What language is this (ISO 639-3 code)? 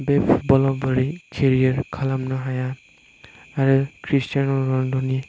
brx